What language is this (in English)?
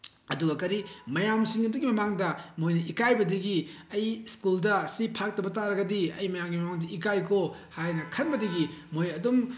Manipuri